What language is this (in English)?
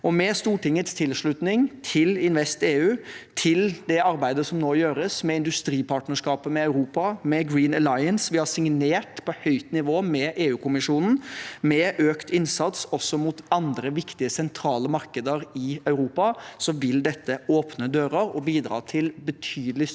Norwegian